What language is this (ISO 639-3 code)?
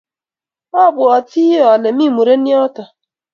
kln